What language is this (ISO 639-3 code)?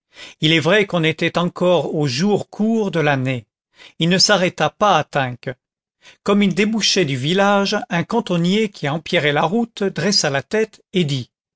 fra